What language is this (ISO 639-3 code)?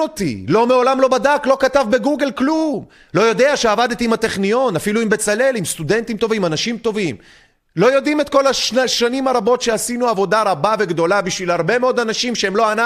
heb